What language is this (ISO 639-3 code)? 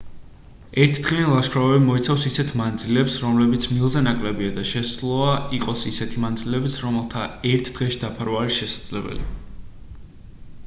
kat